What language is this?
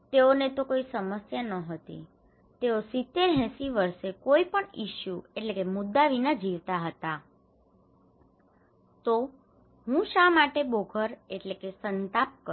Gujarati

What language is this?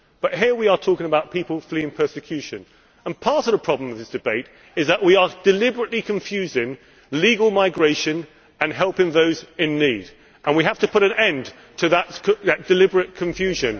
English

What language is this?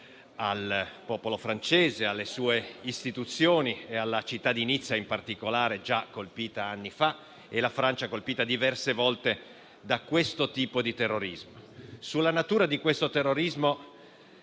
Italian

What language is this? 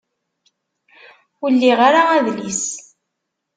Kabyle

